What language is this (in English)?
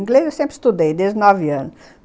Portuguese